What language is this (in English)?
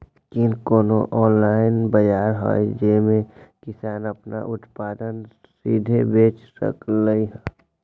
Magahi